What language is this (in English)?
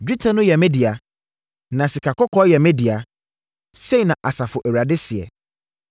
Akan